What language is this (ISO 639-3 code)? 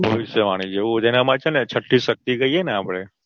guj